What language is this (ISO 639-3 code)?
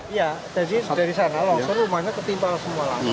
ind